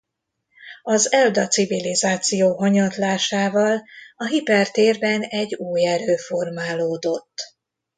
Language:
Hungarian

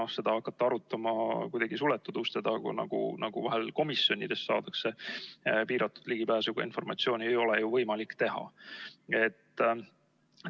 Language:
Estonian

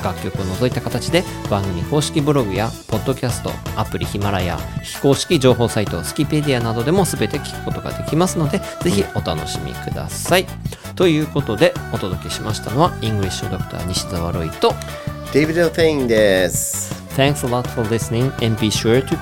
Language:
Japanese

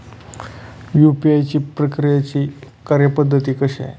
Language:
Marathi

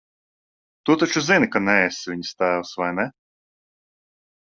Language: Latvian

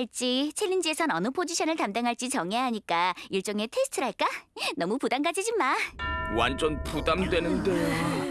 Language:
Korean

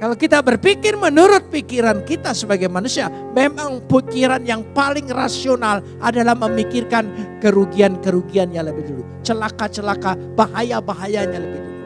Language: Indonesian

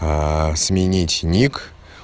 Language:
Russian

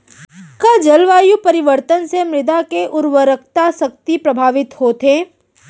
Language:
Chhattisgarhi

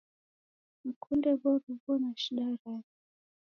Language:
Taita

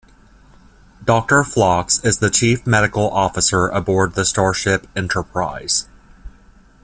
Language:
English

